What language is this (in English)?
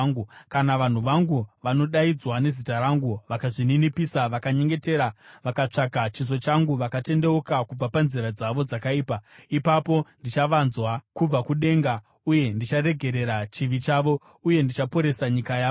Shona